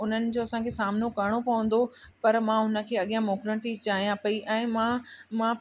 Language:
Sindhi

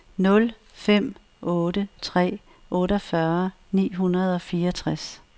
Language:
Danish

